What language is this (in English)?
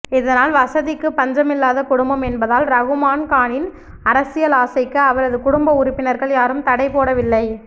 Tamil